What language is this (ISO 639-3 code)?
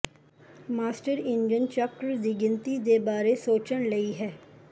pan